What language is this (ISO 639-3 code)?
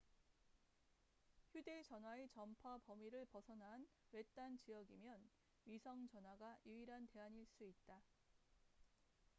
kor